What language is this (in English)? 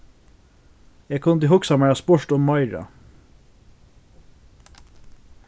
Faroese